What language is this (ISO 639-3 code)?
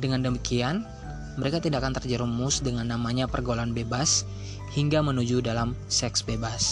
ind